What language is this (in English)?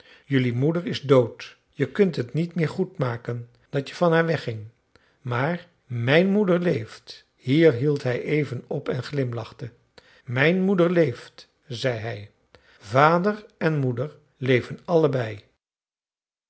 Dutch